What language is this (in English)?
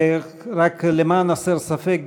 Hebrew